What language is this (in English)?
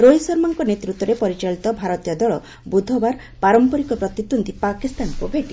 Odia